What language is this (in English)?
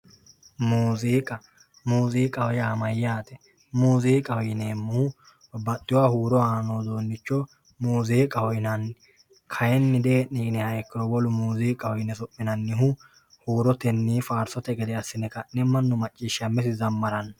Sidamo